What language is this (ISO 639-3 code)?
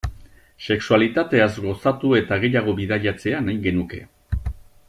eus